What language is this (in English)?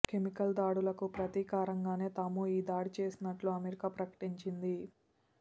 Telugu